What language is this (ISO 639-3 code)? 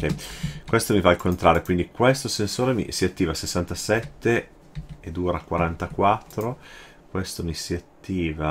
ita